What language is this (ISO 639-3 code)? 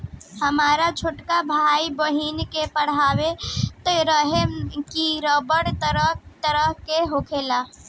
bho